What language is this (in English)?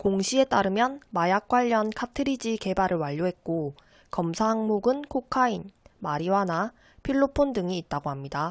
Korean